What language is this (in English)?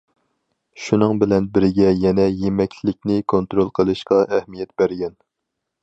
Uyghur